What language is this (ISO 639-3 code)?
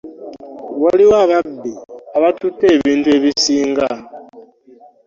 lug